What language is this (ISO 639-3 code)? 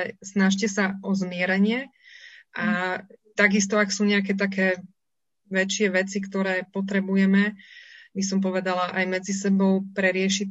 slk